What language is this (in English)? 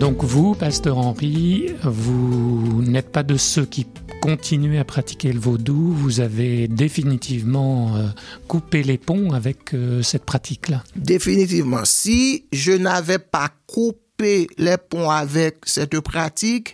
French